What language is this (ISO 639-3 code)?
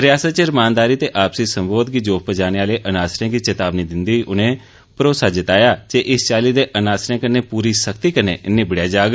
doi